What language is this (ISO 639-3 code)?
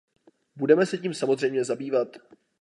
ces